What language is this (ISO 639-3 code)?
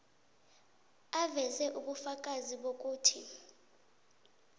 nbl